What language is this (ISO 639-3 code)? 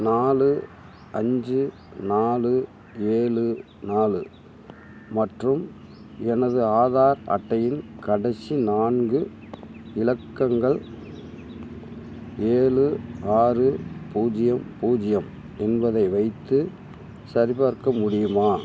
tam